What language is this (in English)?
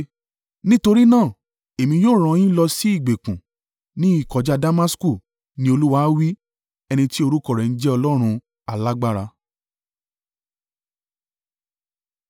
Yoruba